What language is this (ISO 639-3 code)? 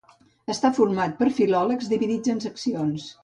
cat